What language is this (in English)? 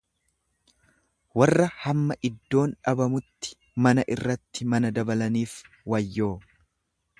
Oromo